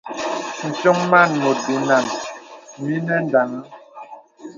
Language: Bebele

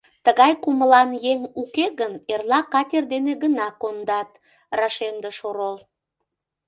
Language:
Mari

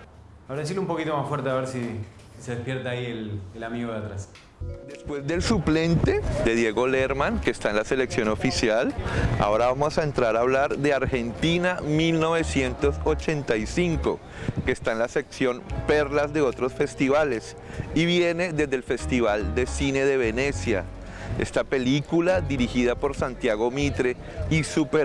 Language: Spanish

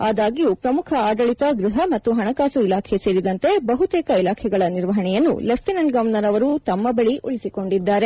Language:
Kannada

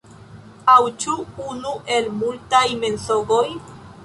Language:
Esperanto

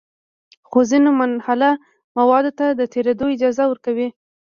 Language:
Pashto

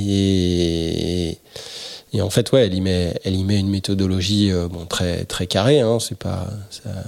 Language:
French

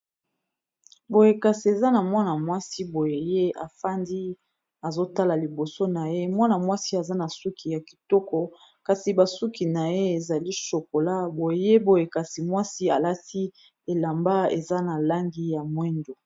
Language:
Lingala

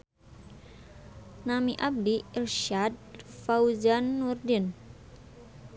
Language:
Sundanese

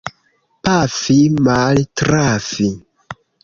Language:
Esperanto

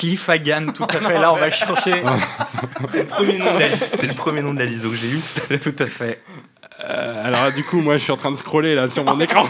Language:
French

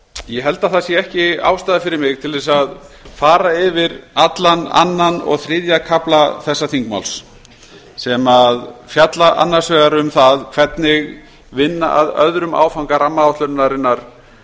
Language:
Icelandic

